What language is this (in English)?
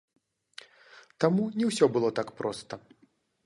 Belarusian